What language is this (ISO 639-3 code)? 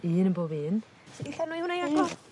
cym